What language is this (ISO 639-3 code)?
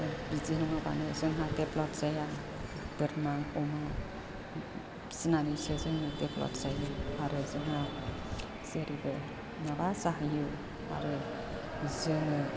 brx